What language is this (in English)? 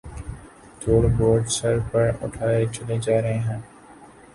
Urdu